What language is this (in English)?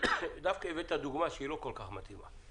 Hebrew